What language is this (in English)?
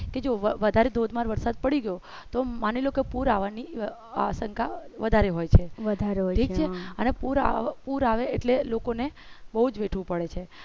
Gujarati